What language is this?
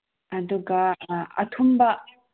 Manipuri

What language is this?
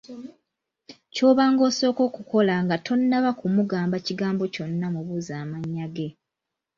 Ganda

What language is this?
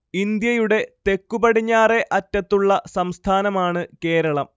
Malayalam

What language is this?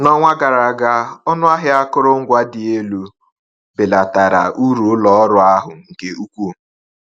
Igbo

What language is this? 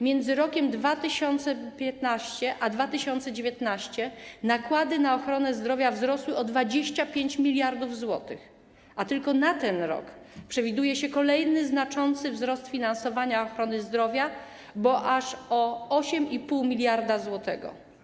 Polish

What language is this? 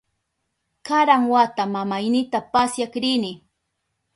Southern Pastaza Quechua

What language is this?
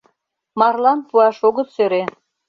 Mari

